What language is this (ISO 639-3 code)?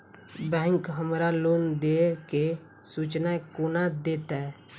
mai